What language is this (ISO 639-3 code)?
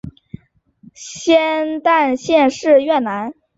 zho